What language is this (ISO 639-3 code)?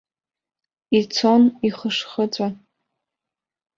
abk